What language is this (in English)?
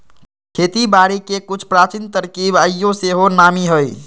Magahi